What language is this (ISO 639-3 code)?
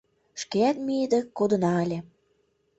chm